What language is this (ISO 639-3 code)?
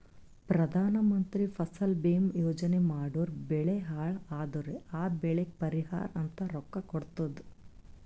kan